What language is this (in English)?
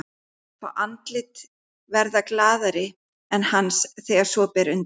Icelandic